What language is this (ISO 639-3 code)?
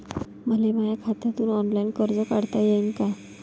mar